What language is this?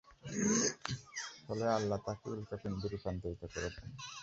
Bangla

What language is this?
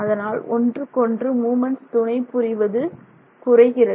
Tamil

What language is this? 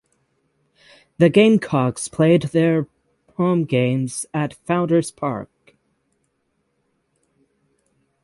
English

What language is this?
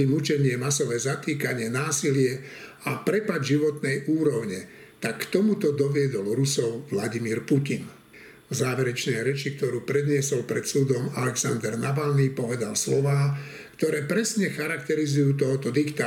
Slovak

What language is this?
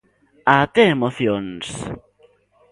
Galician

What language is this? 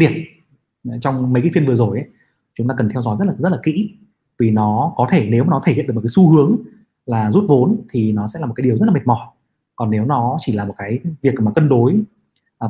Vietnamese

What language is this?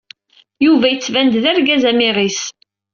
Kabyle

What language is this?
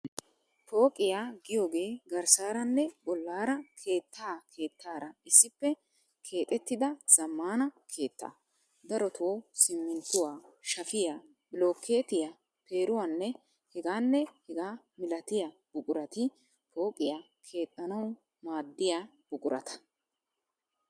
Wolaytta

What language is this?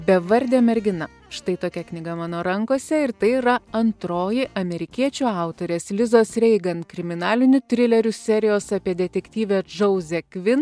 Lithuanian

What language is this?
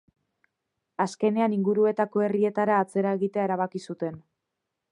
Basque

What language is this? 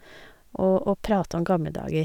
Norwegian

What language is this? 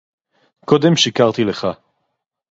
Hebrew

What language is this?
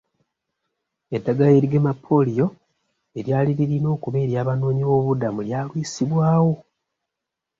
Ganda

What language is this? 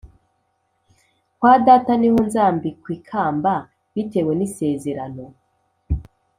Kinyarwanda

